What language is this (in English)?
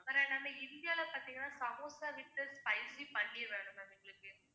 Tamil